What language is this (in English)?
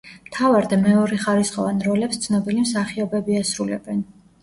Georgian